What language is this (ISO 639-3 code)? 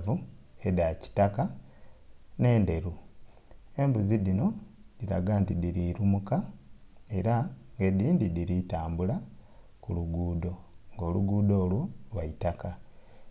xog